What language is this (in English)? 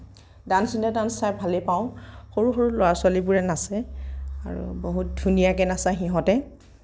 Assamese